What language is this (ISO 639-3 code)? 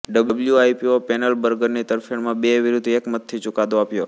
guj